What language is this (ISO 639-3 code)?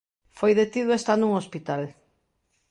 glg